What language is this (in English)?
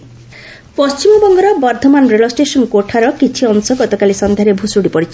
Odia